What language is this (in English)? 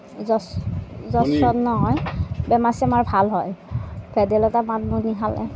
Assamese